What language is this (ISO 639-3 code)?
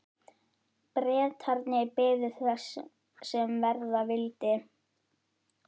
isl